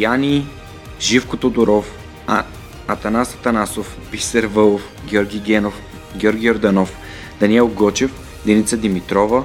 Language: Bulgarian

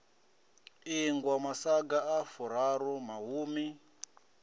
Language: Venda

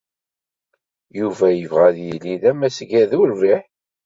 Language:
Kabyle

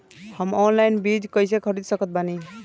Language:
Bhojpuri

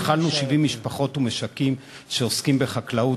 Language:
Hebrew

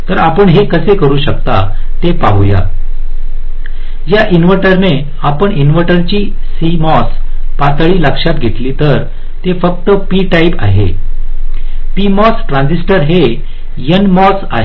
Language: Marathi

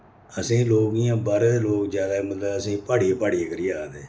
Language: Dogri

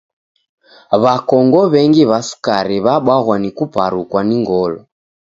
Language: Taita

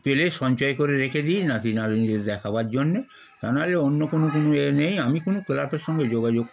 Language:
Bangla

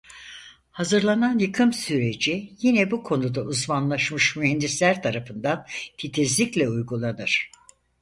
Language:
Turkish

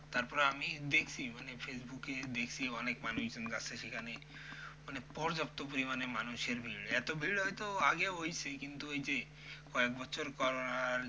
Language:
Bangla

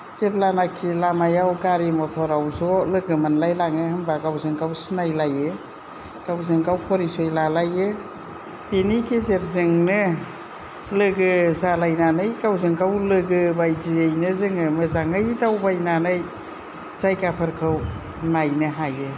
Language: Bodo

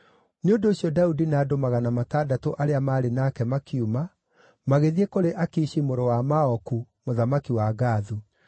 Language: Kikuyu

